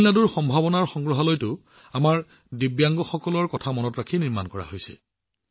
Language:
Assamese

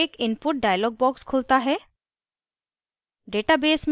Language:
Hindi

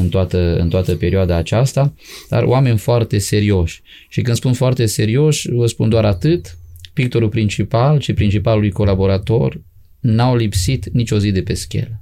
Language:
Romanian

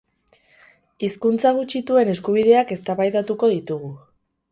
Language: Basque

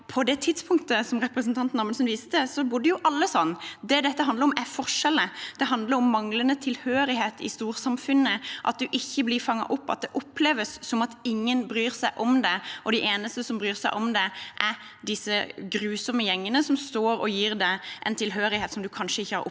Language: Norwegian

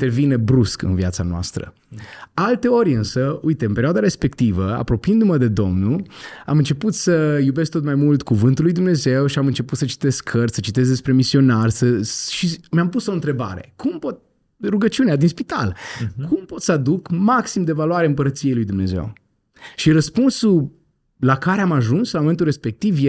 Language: Romanian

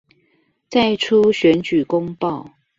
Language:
Chinese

